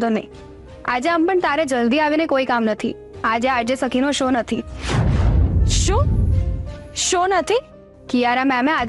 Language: Gujarati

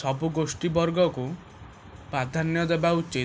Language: Odia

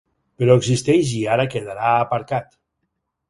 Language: Catalan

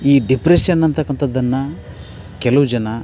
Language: Kannada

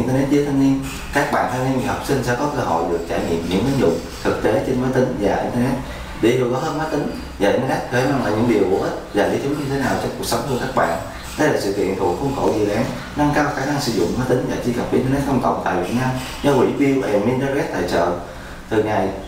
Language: Vietnamese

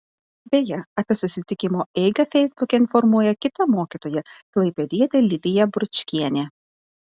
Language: Lithuanian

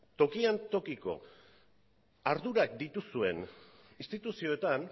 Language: Basque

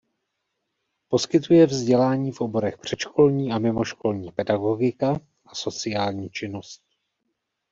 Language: Czech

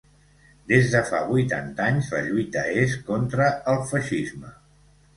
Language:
Catalan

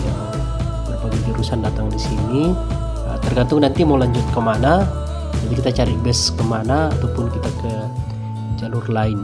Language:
Indonesian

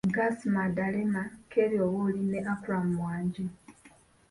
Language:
Ganda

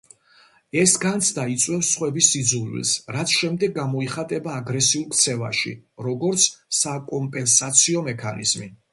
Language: Georgian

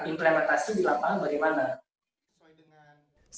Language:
Indonesian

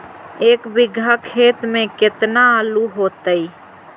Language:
Magahi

